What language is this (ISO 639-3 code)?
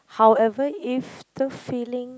eng